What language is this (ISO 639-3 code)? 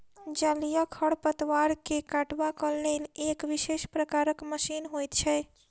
mai